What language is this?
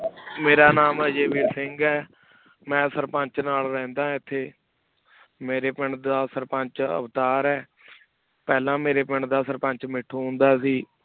Punjabi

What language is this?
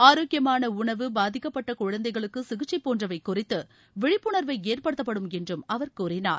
Tamil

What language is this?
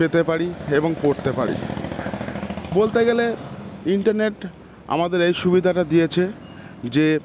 Bangla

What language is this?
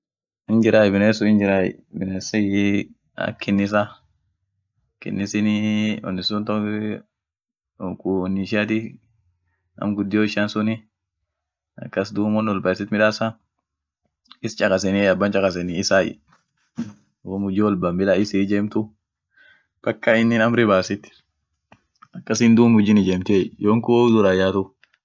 Orma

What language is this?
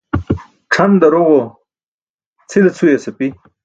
Burushaski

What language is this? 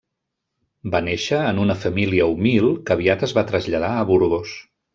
Catalan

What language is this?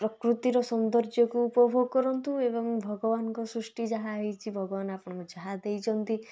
Odia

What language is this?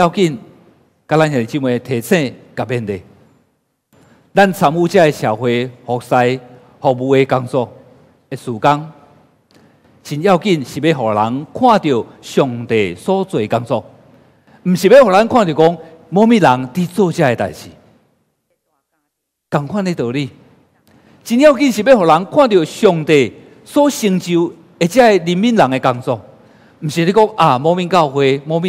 Chinese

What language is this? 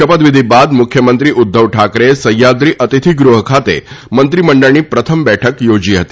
Gujarati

